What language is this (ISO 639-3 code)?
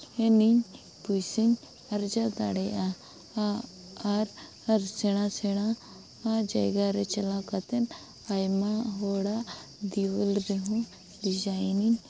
sat